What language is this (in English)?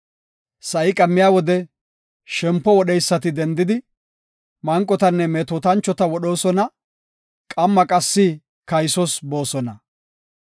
Gofa